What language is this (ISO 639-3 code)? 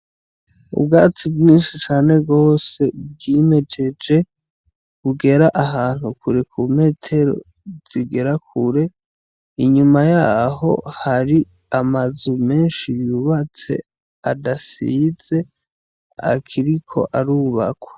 run